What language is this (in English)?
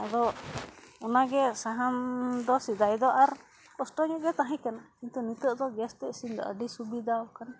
Santali